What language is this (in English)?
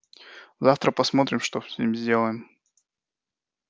Russian